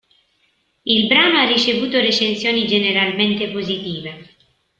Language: Italian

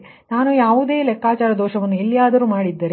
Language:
Kannada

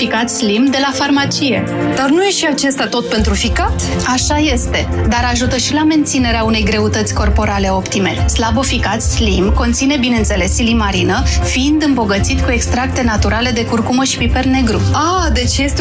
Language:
Romanian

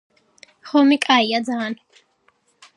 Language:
Georgian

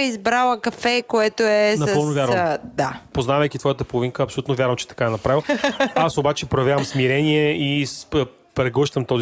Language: Bulgarian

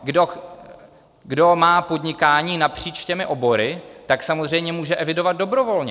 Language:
Czech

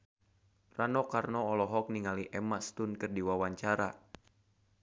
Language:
Sundanese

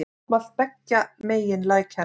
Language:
Icelandic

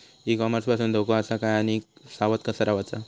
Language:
Marathi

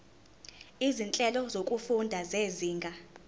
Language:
Zulu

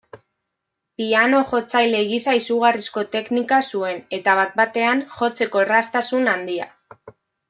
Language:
Basque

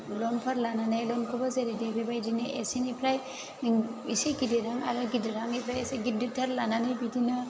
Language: Bodo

